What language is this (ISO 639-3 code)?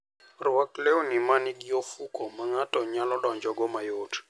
luo